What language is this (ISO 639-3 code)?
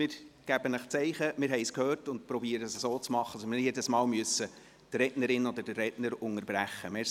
gsw